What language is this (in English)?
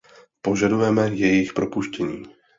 Czech